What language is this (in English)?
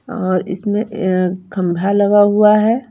Hindi